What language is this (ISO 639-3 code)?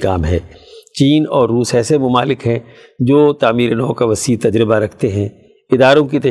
urd